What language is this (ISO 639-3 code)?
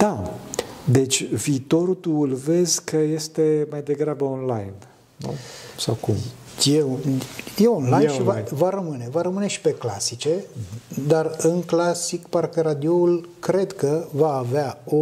ron